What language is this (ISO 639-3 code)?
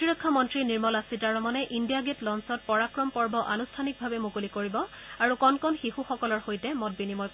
asm